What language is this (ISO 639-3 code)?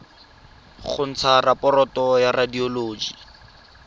tsn